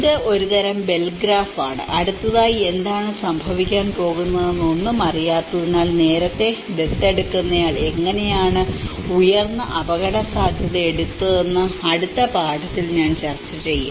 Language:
Malayalam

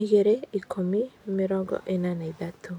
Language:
Kikuyu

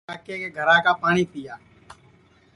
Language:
Sansi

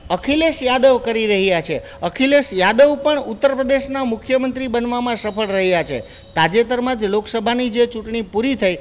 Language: Gujarati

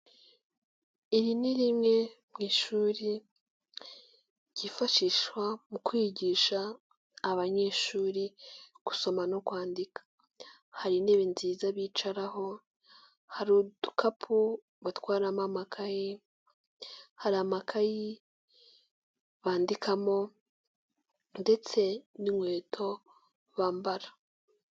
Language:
Kinyarwanda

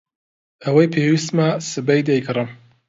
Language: Central Kurdish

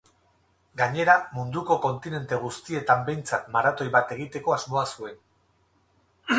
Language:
Basque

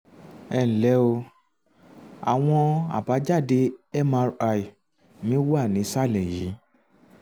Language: Yoruba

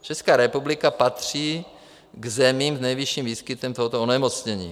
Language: Czech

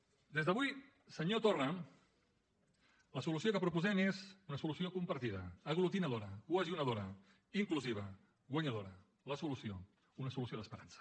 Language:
Catalan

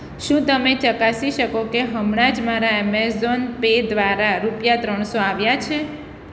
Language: Gujarati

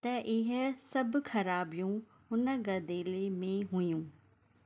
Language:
Sindhi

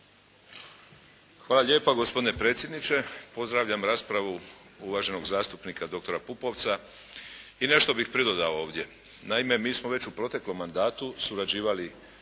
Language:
Croatian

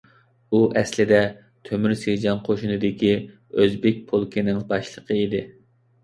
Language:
Uyghur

